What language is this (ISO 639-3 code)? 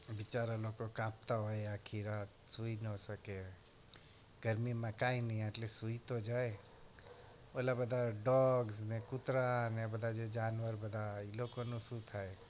guj